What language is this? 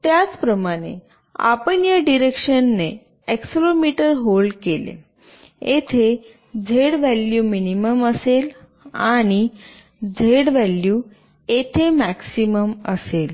Marathi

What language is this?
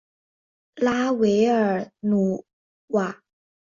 Chinese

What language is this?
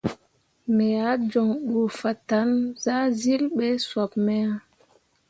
Mundang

